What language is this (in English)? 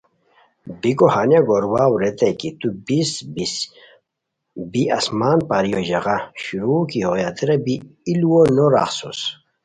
Khowar